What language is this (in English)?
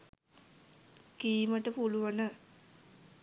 Sinhala